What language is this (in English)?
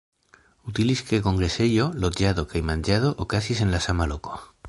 Esperanto